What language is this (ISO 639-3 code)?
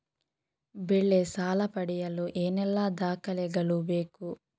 kan